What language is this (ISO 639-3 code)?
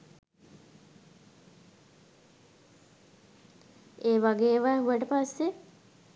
sin